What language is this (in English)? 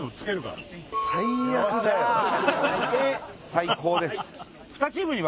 Japanese